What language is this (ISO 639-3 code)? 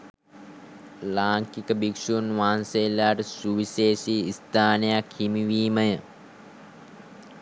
sin